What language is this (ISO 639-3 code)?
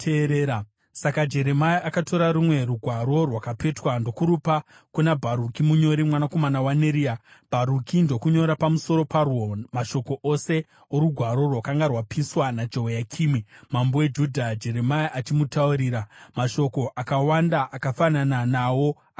sna